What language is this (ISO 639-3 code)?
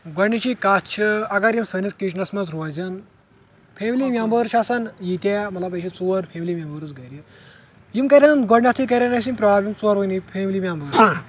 kas